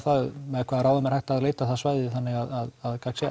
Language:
Icelandic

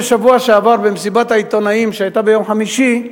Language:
Hebrew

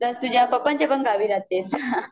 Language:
Marathi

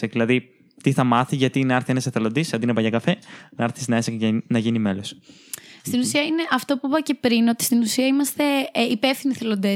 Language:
Greek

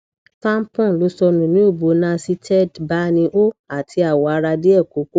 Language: Yoruba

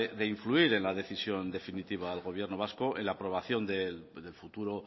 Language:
Spanish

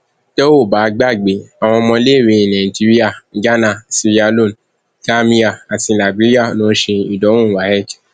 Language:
Yoruba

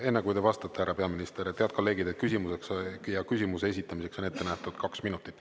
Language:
Estonian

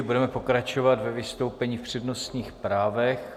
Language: Czech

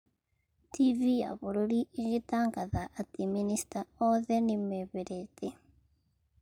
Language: Kikuyu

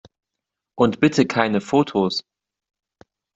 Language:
German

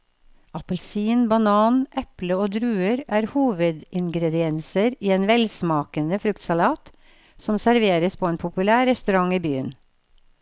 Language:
Norwegian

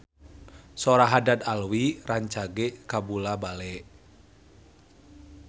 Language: Sundanese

